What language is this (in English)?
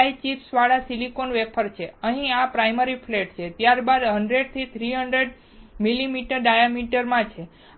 Gujarati